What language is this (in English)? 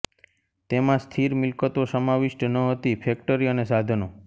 Gujarati